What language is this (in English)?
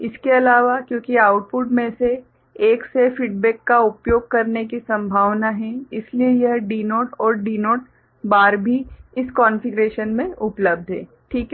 Hindi